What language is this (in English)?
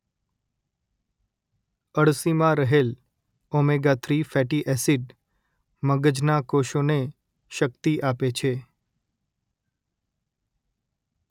Gujarati